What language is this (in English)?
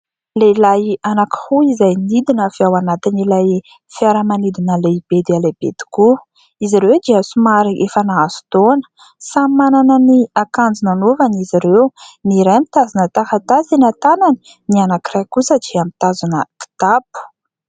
Malagasy